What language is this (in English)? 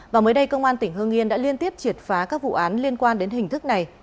Vietnamese